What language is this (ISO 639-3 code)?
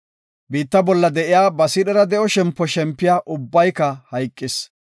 gof